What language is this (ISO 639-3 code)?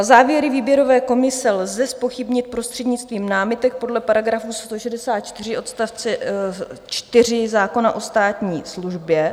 ces